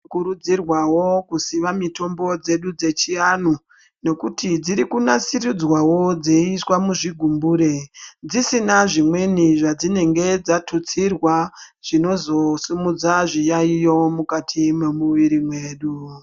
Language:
Ndau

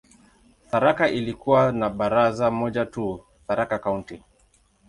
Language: Swahili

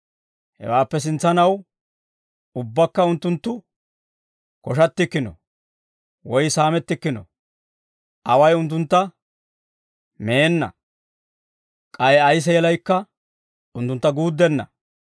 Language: Dawro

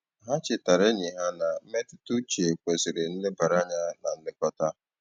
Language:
Igbo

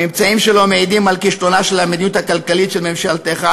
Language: Hebrew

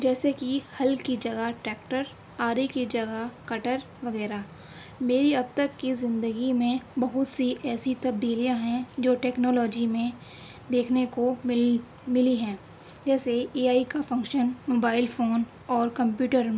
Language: Urdu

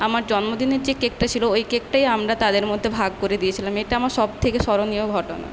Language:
Bangla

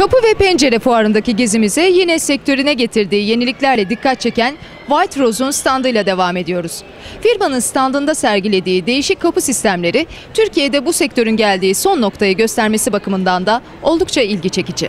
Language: Turkish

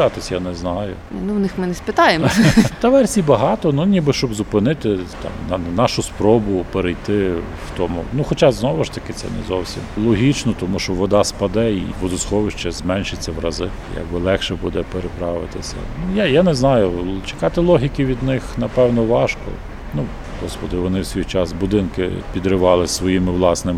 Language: Ukrainian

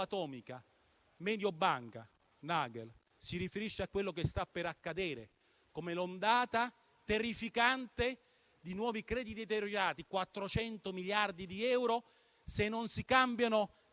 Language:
Italian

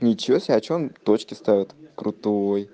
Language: Russian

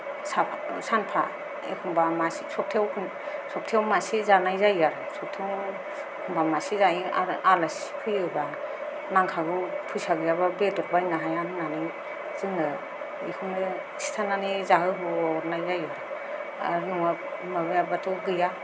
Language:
Bodo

